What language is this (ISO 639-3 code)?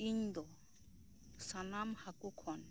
sat